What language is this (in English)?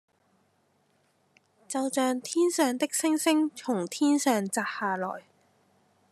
Cantonese